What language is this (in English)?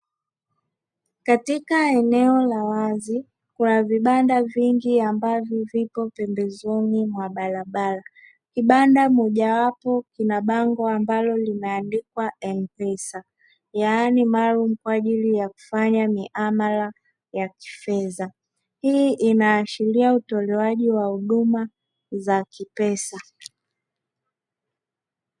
Swahili